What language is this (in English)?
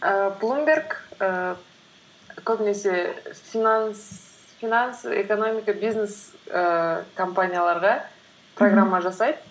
Kazakh